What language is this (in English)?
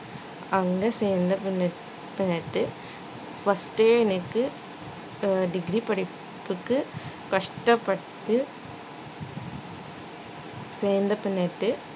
Tamil